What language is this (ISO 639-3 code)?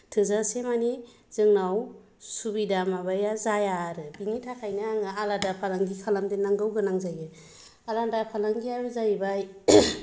brx